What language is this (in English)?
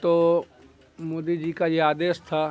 Urdu